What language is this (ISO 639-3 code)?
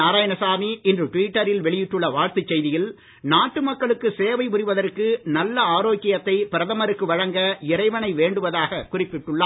tam